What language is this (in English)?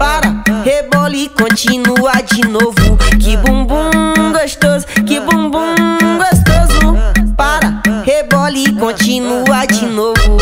Portuguese